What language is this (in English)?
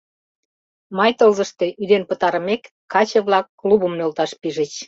Mari